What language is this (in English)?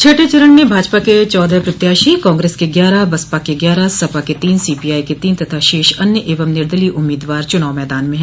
Hindi